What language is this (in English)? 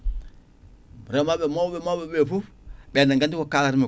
Fula